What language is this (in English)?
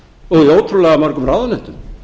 Icelandic